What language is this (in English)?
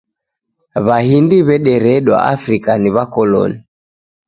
Taita